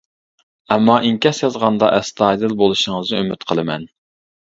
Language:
Uyghur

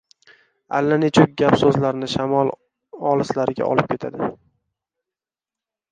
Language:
Uzbek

